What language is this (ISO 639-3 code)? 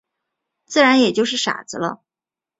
zho